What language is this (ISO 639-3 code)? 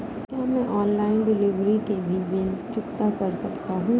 hin